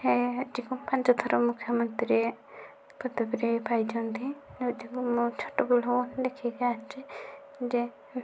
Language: Odia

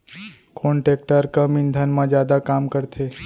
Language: Chhattisgarhi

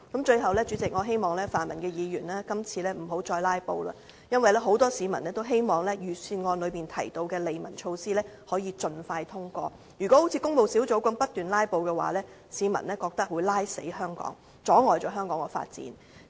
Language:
Cantonese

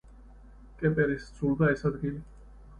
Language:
Georgian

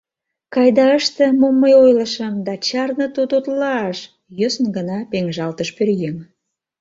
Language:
Mari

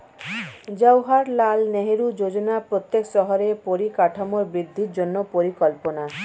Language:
Bangla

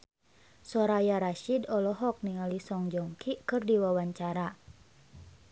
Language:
Sundanese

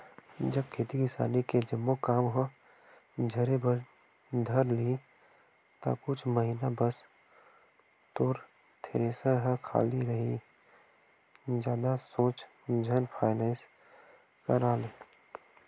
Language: Chhattisgarhi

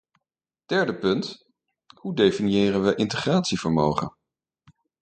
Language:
Dutch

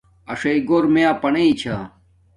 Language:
Domaaki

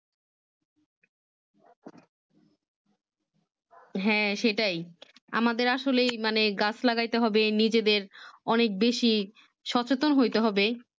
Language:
Bangla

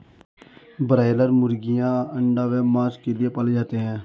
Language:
Hindi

